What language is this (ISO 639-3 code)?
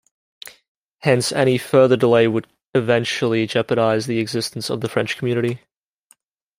eng